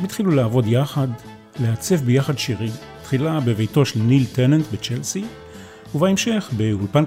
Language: Hebrew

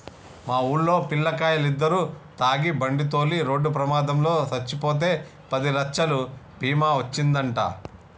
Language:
Telugu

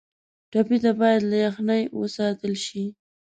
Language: Pashto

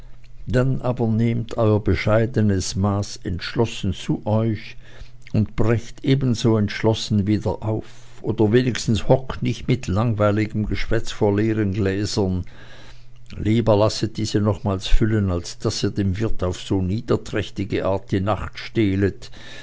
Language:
German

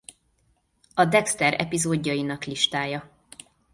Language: Hungarian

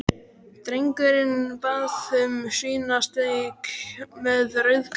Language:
Icelandic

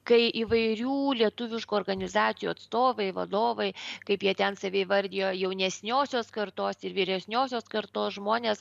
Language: Lithuanian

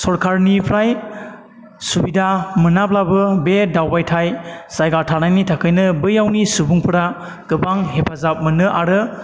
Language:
Bodo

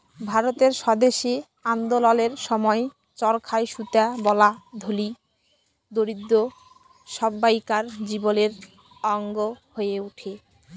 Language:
Bangla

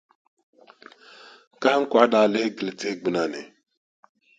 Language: Dagbani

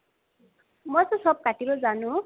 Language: Assamese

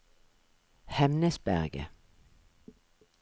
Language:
Norwegian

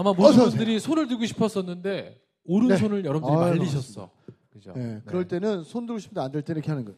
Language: Korean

